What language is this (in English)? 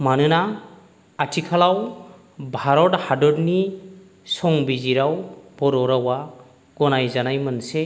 Bodo